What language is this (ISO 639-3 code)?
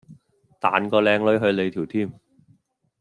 yue